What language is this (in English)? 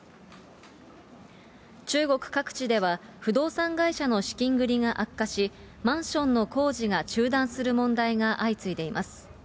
Japanese